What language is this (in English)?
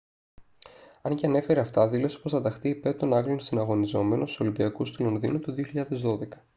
Greek